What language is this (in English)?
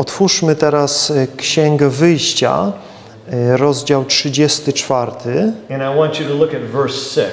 Polish